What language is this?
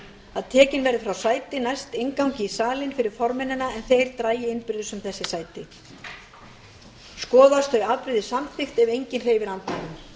Icelandic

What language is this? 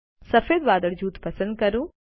Gujarati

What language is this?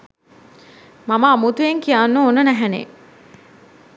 Sinhala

